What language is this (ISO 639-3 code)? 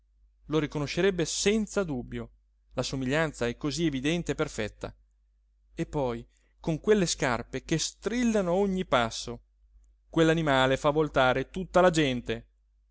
ita